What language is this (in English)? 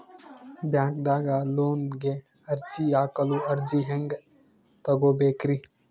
Kannada